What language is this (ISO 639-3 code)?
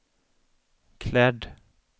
swe